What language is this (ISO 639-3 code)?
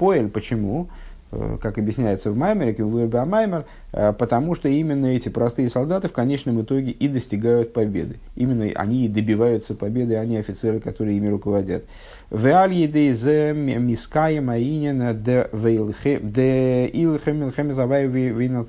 rus